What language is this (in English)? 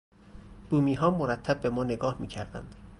Persian